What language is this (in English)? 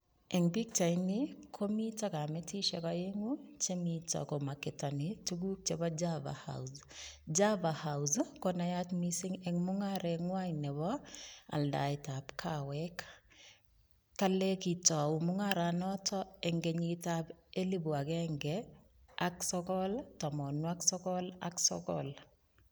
Kalenjin